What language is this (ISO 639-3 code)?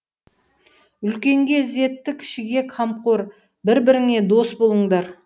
kaz